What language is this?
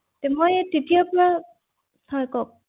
Assamese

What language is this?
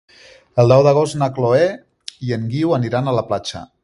Catalan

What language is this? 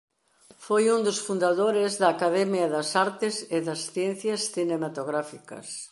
Galician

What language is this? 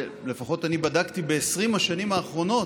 Hebrew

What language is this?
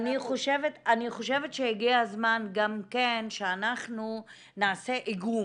Hebrew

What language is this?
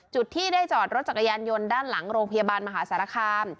Thai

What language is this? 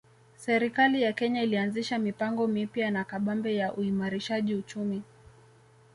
Swahili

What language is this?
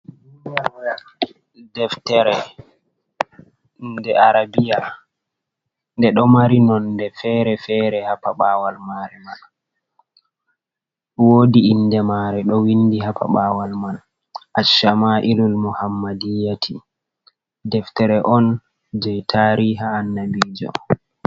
Fula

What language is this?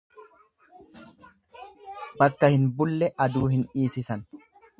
Oromo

